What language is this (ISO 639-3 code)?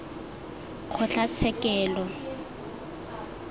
tsn